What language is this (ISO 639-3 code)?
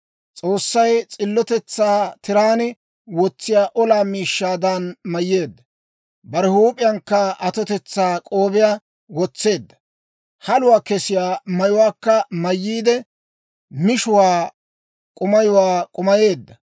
dwr